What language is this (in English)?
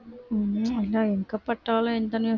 Tamil